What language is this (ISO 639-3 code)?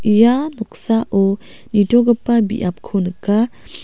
grt